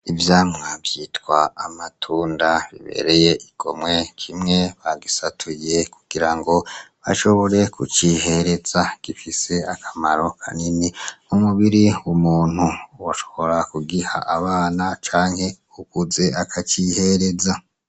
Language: Rundi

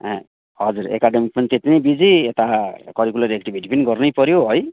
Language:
Nepali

